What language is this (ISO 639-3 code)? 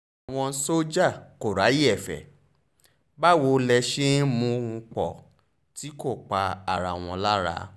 yor